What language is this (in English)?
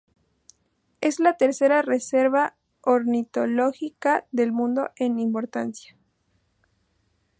Spanish